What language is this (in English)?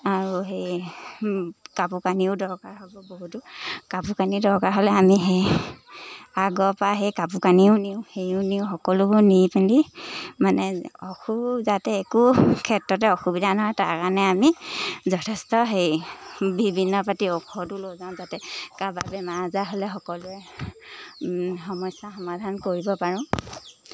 Assamese